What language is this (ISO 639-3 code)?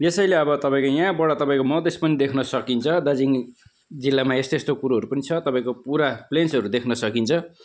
nep